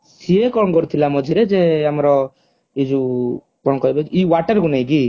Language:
Odia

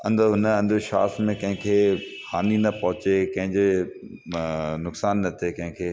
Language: Sindhi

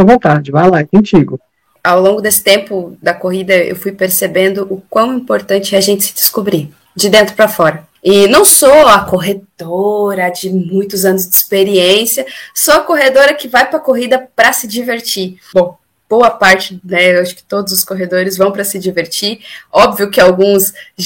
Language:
Portuguese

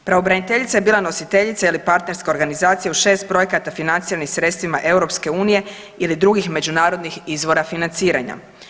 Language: Croatian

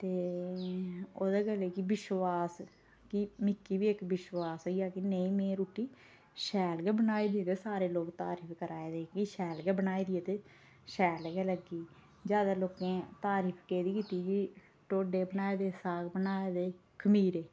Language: Dogri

